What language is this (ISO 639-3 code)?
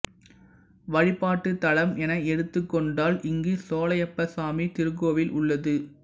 tam